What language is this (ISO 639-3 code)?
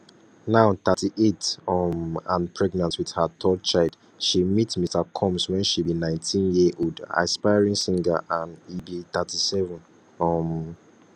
pcm